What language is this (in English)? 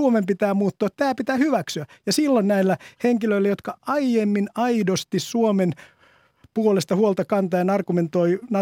Finnish